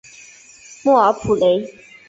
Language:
Chinese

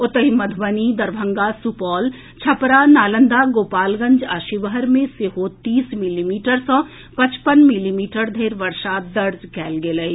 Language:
Maithili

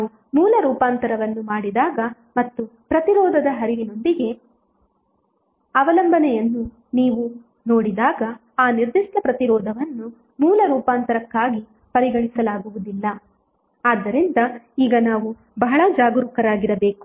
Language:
Kannada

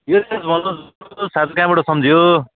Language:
Nepali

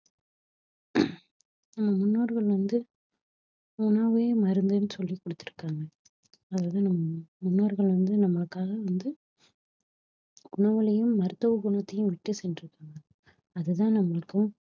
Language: Tamil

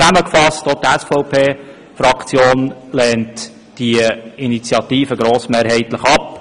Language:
Swiss German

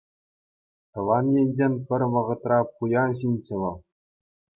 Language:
Chuvash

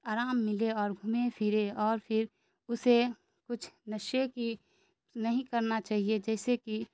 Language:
Urdu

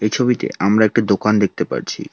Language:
Bangla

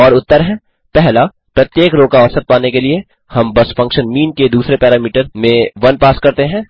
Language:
Hindi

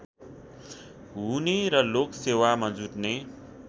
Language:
Nepali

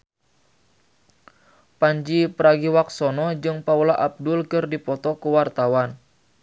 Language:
Sundanese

